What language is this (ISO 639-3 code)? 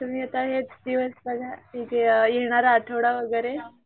mar